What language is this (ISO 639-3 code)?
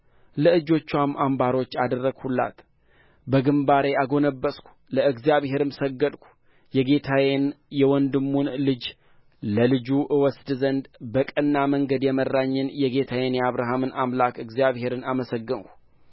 amh